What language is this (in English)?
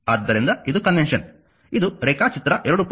Kannada